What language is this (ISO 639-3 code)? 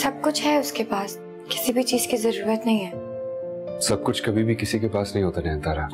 hin